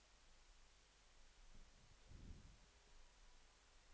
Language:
Norwegian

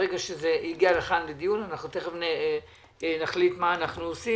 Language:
Hebrew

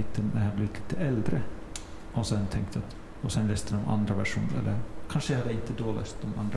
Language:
Swedish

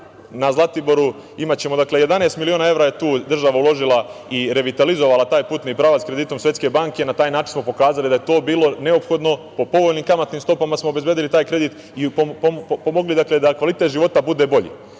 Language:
Serbian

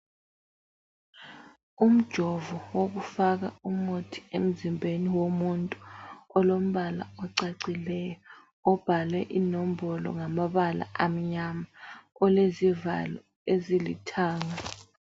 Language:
North Ndebele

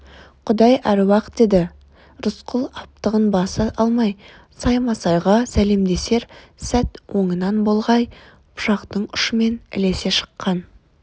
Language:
Kazakh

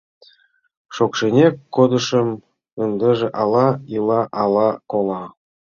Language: Mari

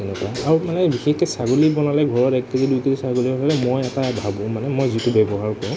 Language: Assamese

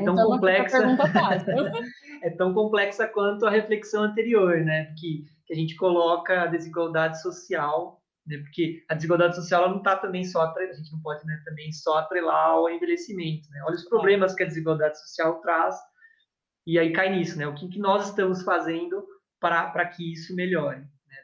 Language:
Portuguese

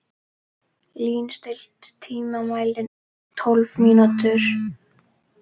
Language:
Icelandic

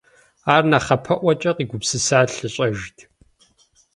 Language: Kabardian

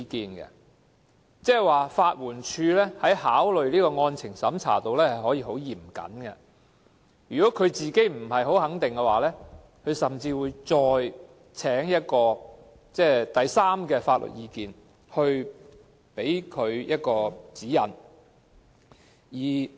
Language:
Cantonese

